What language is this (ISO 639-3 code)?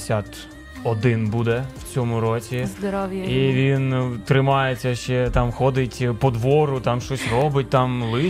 ukr